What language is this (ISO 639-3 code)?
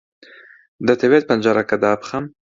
ckb